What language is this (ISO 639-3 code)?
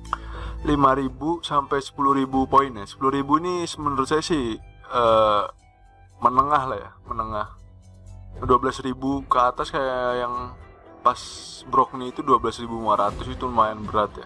ind